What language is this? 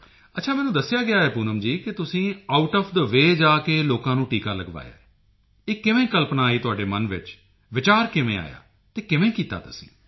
Punjabi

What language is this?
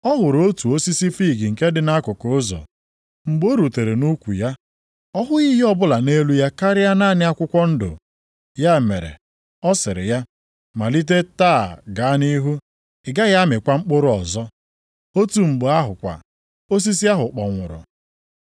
Igbo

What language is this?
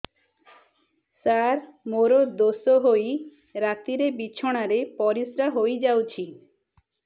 Odia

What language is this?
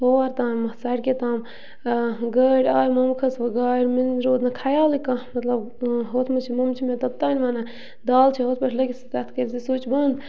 Kashmiri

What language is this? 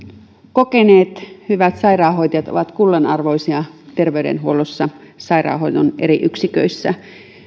Finnish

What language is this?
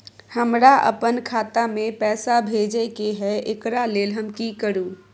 Maithili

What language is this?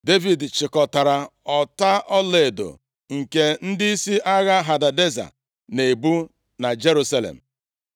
Igbo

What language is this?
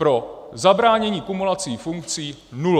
Czech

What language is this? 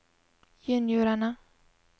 Norwegian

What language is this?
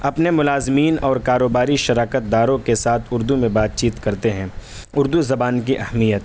Urdu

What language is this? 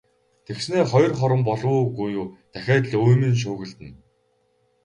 Mongolian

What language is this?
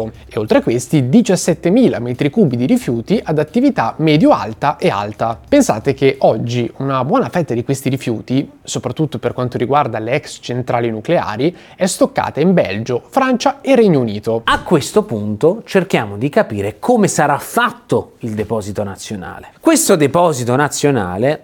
Italian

